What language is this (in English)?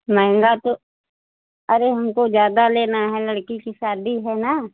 Hindi